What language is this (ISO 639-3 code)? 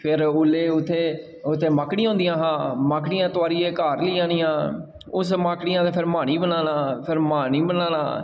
doi